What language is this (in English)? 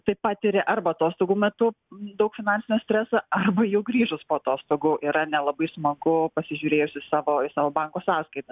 Lithuanian